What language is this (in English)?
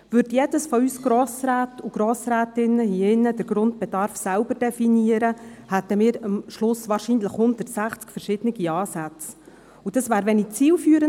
Swiss German